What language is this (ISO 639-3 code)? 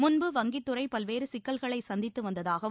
tam